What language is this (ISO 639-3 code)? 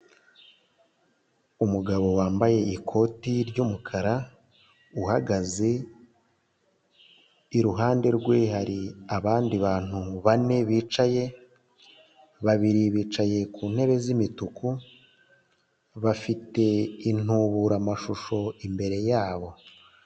kin